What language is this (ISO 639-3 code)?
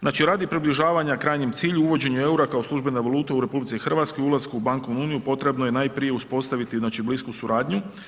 hrv